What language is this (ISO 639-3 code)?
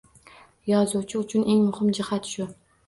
uzb